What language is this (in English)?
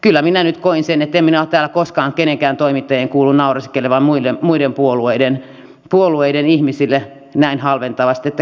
Finnish